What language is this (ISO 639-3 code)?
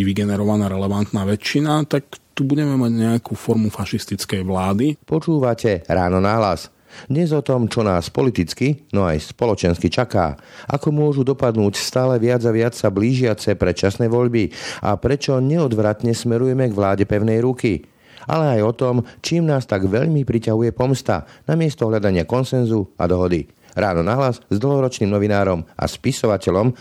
slk